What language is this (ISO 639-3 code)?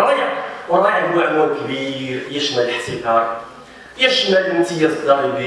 ara